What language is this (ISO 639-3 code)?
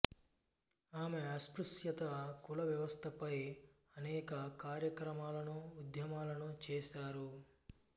tel